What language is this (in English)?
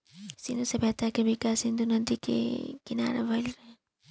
Bhojpuri